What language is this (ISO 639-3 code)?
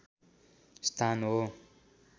nep